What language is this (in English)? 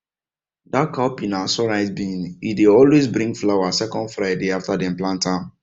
Nigerian Pidgin